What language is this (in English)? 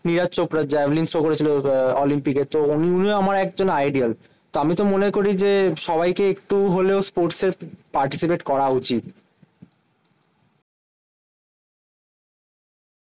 Bangla